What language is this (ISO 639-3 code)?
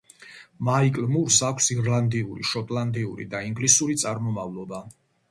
kat